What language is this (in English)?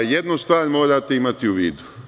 Serbian